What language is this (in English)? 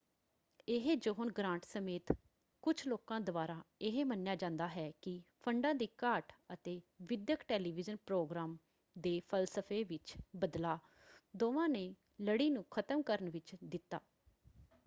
Punjabi